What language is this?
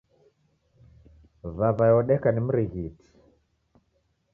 Taita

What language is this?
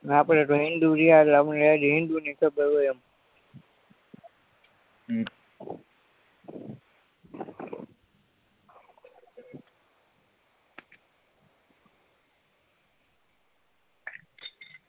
Gujarati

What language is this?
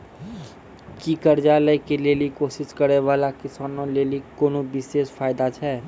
Maithili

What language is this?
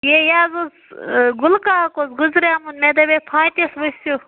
Kashmiri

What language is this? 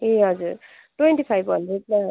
Nepali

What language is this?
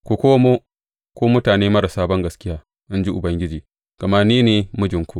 Hausa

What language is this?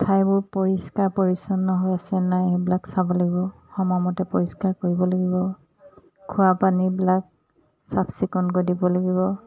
Assamese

